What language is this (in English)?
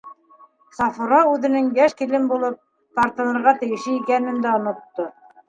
Bashkir